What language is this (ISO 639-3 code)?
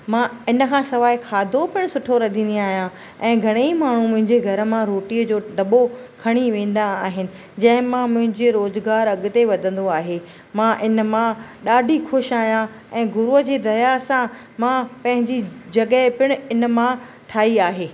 snd